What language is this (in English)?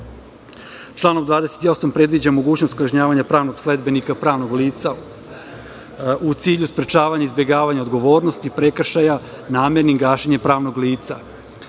Serbian